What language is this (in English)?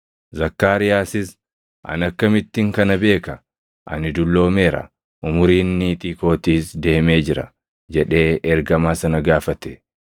Oromo